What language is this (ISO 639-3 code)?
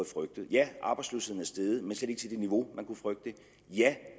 dan